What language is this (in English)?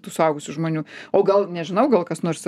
Lithuanian